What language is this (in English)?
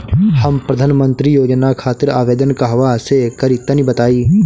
Bhojpuri